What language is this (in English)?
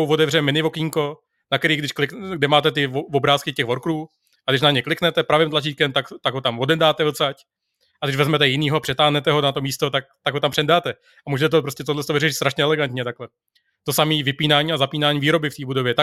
Czech